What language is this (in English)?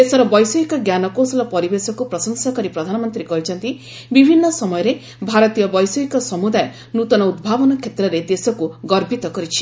Odia